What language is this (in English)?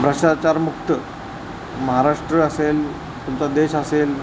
Marathi